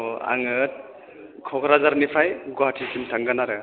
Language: Bodo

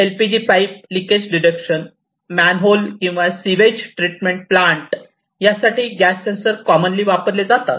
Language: Marathi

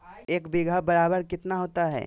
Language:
Magahi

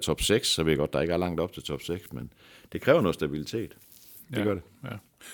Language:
Danish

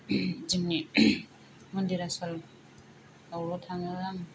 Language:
Bodo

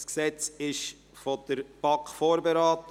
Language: Swiss German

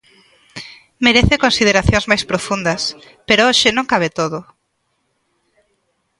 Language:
Galician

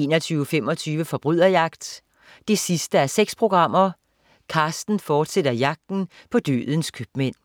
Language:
Danish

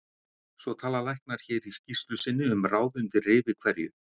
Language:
Icelandic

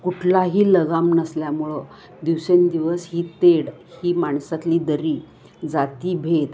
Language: Marathi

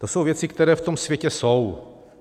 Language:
Czech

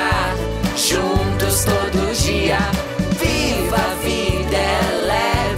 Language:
Romanian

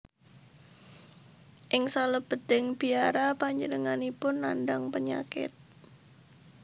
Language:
Javanese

